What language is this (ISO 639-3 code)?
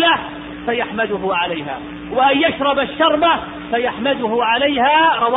ara